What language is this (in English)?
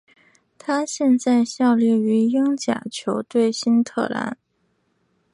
Chinese